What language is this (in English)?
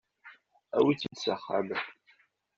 Kabyle